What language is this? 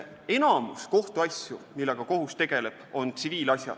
Estonian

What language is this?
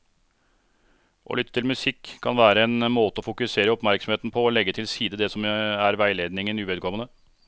Norwegian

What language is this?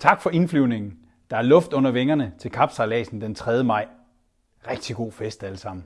Danish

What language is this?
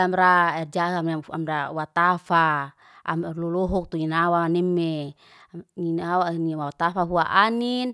Liana-Seti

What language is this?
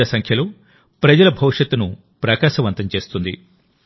Telugu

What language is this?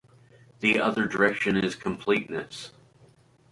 English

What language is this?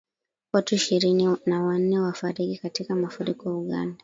Swahili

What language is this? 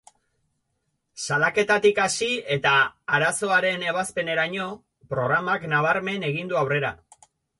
Basque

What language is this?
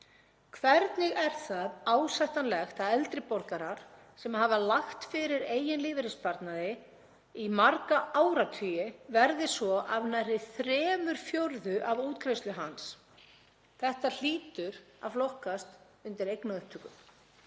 Icelandic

